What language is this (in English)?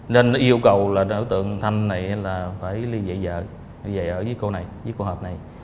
Vietnamese